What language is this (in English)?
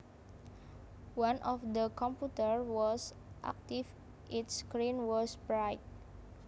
Javanese